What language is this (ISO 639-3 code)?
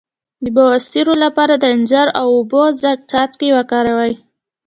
pus